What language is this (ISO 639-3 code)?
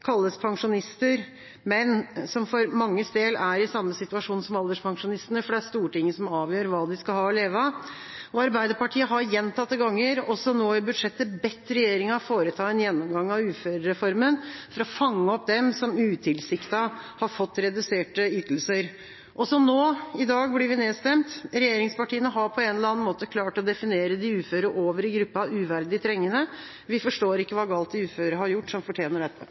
nob